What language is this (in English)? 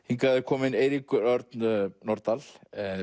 Icelandic